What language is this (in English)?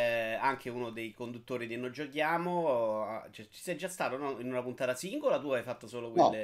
Italian